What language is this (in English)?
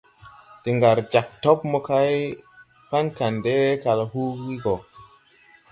Tupuri